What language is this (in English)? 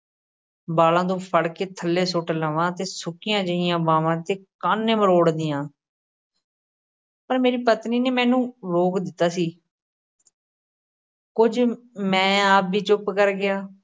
Punjabi